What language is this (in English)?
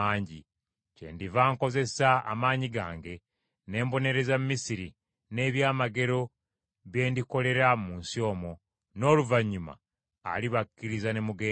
Ganda